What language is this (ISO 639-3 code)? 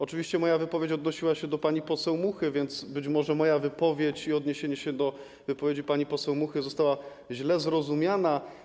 pol